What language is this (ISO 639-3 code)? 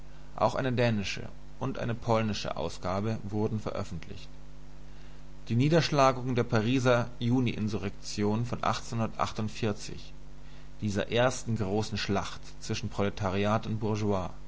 deu